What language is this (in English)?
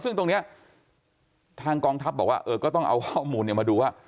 Thai